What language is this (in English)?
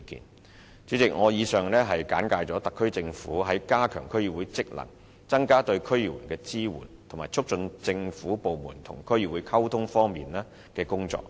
Cantonese